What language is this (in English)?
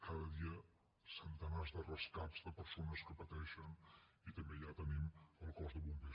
Catalan